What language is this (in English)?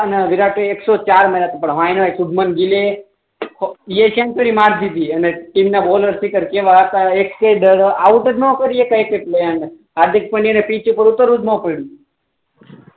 Gujarati